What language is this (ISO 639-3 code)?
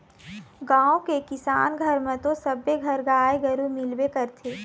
hne